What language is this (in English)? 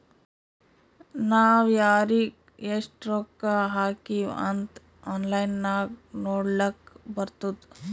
Kannada